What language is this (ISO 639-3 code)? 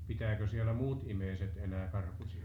fin